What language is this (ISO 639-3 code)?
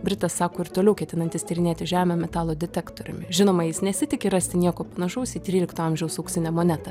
lit